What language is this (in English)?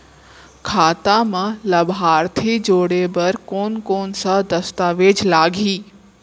Chhattisgarhi